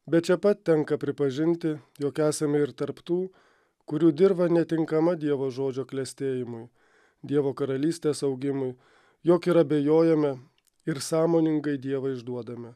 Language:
Lithuanian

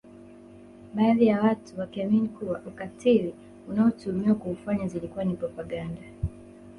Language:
Swahili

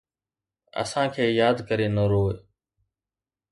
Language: Sindhi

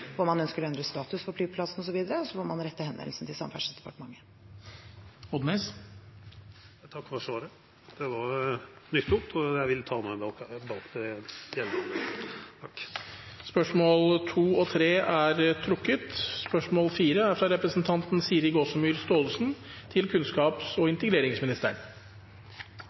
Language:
Norwegian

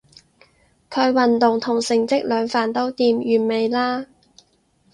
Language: Cantonese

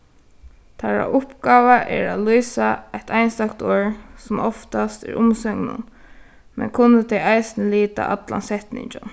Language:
Faroese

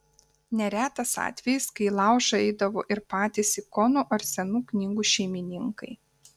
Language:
Lithuanian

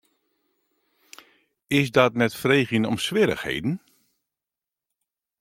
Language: Western Frisian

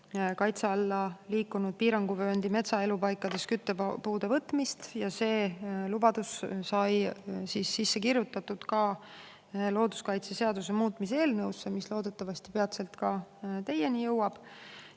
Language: Estonian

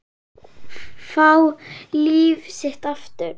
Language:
Icelandic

